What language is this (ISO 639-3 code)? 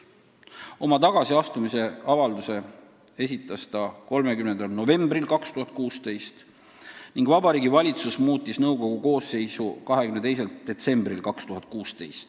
est